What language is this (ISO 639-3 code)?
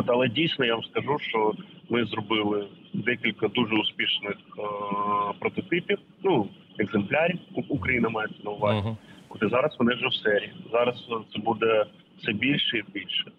ukr